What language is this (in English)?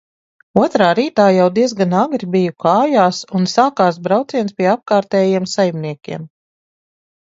Latvian